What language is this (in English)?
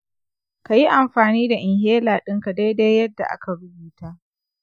Hausa